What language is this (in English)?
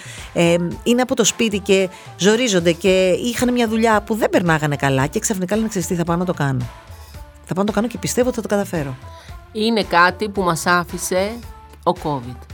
Greek